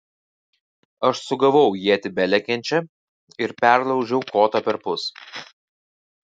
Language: Lithuanian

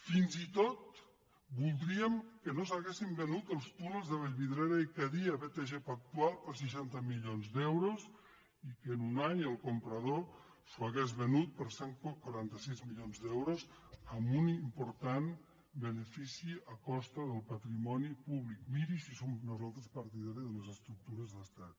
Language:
Catalan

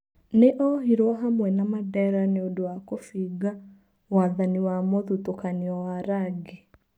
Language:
Kikuyu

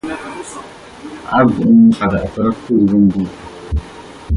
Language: Arabic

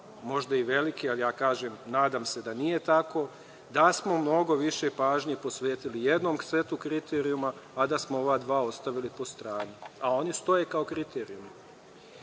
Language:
Serbian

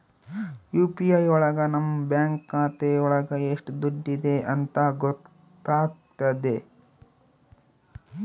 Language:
Kannada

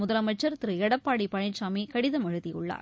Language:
Tamil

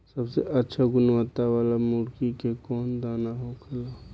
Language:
Bhojpuri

